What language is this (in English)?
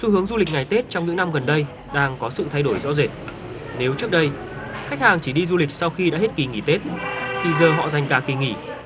Vietnamese